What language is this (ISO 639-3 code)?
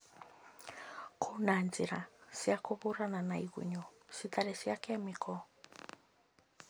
kik